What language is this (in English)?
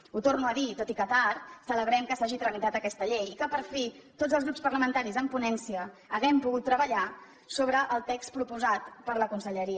Catalan